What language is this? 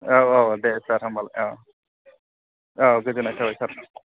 Bodo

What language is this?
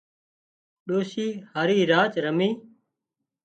Wadiyara Koli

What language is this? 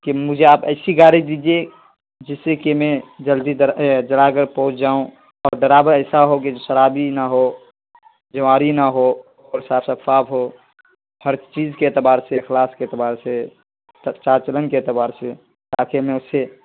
Urdu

